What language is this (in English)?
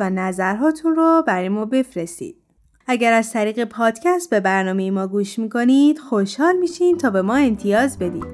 Persian